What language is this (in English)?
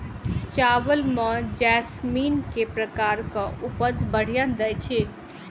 Maithili